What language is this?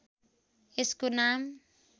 Nepali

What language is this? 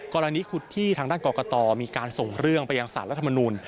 Thai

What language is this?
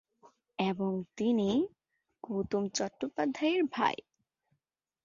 Bangla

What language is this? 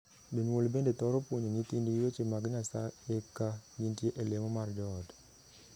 Luo (Kenya and Tanzania)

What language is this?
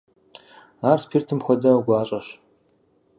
Kabardian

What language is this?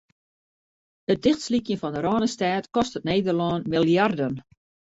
Western Frisian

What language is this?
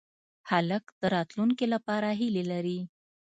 Pashto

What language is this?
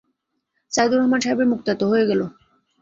Bangla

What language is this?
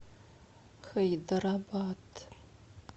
Russian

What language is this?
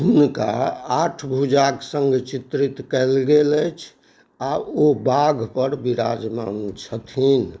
Maithili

